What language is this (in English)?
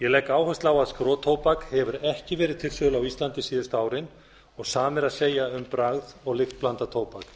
Icelandic